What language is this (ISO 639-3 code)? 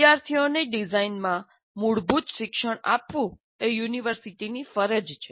guj